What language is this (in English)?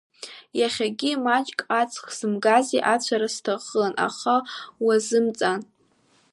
Abkhazian